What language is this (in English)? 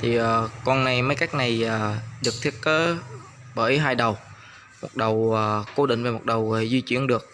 Vietnamese